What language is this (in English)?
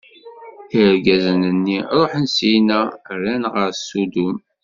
Kabyle